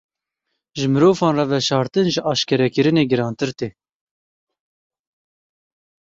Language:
Kurdish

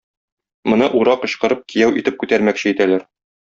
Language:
Tatar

